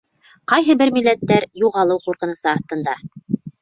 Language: Bashkir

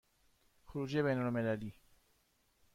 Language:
Persian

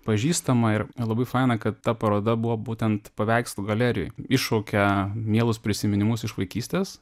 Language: Lithuanian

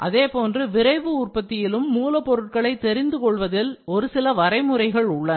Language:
Tamil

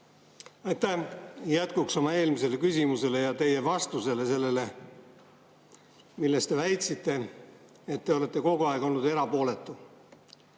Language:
Estonian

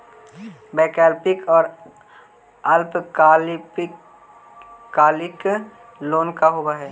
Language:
Magahi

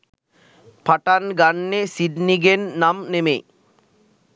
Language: Sinhala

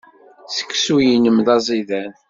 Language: Kabyle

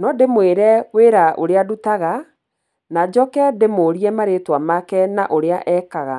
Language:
Kikuyu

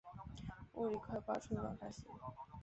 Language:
Chinese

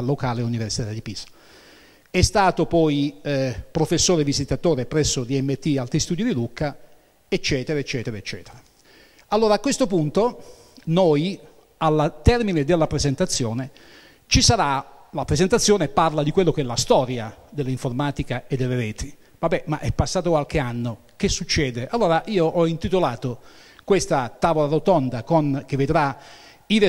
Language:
Italian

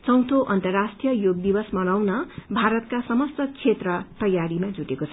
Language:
Nepali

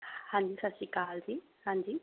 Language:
Punjabi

